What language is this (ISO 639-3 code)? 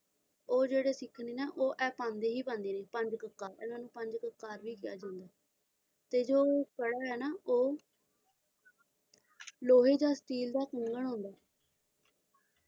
pan